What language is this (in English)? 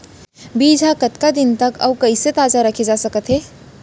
Chhattisgarhi